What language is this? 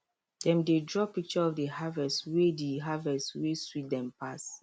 Nigerian Pidgin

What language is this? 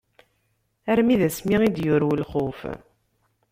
Kabyle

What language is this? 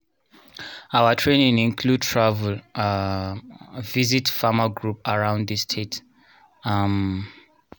Nigerian Pidgin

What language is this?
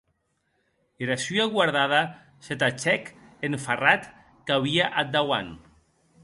Occitan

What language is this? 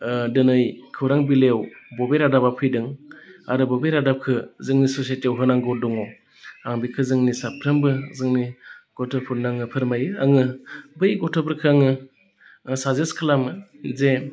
Bodo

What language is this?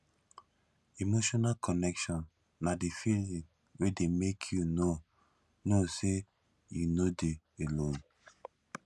Nigerian Pidgin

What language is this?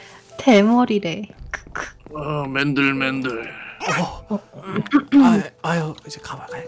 Korean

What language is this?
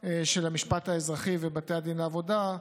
Hebrew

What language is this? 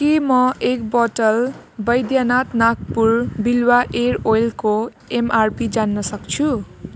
Nepali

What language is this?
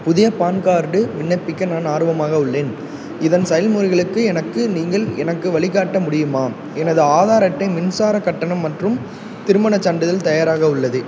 Tamil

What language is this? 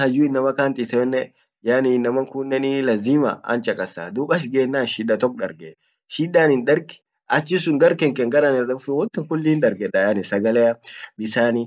Orma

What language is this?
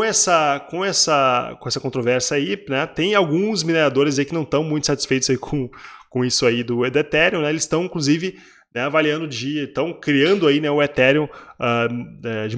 Portuguese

